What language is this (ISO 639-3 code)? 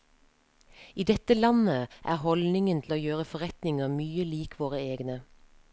nor